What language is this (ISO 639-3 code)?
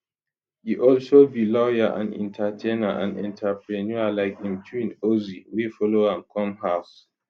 pcm